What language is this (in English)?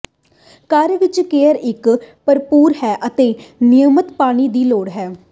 Punjabi